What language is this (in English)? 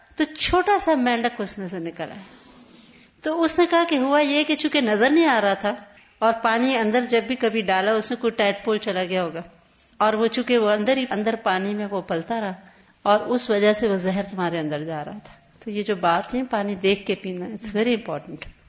Urdu